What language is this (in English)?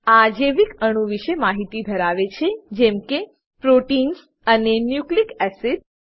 Gujarati